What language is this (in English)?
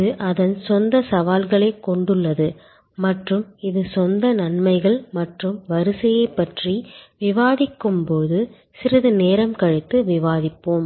Tamil